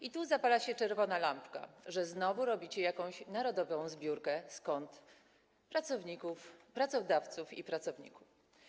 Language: Polish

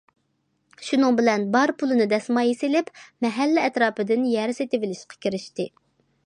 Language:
Uyghur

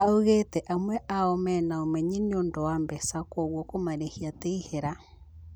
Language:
Kikuyu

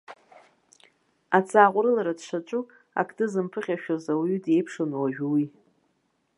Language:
Abkhazian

